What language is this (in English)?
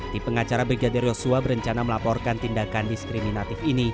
Indonesian